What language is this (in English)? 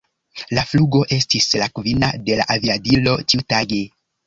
Esperanto